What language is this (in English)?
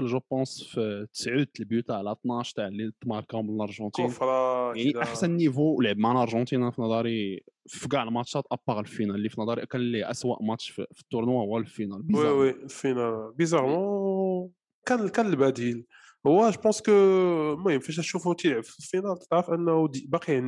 Arabic